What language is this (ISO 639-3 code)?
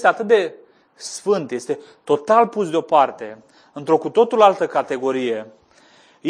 ron